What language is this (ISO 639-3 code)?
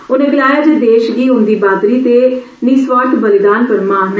doi